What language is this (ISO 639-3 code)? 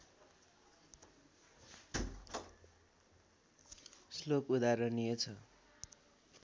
nep